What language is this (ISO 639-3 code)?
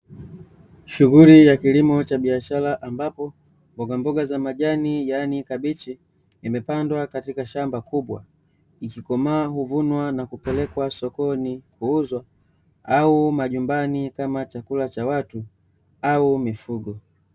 swa